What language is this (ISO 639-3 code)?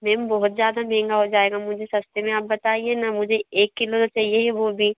hin